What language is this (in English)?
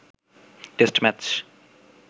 Bangla